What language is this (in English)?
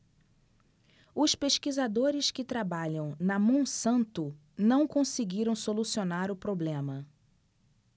Portuguese